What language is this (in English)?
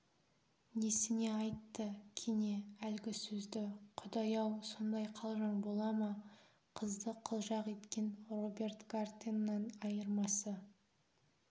Kazakh